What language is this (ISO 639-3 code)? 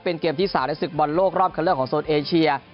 tha